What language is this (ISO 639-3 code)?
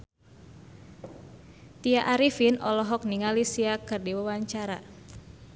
sun